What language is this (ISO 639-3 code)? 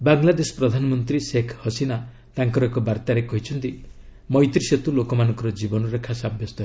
ori